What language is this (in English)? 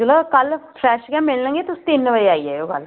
Dogri